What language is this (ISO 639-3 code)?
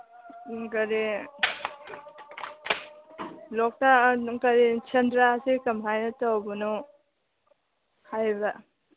mni